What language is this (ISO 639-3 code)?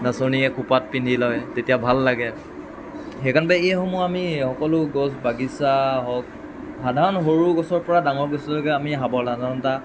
asm